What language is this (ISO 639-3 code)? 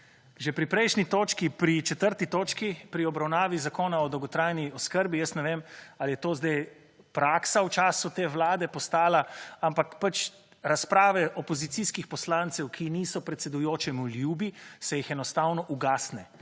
slv